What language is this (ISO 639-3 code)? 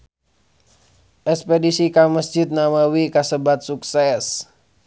sun